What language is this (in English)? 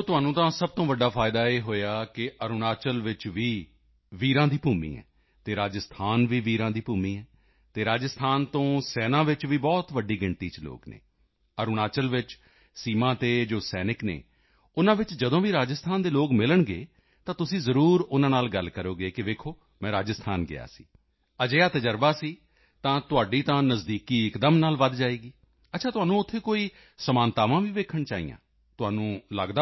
Punjabi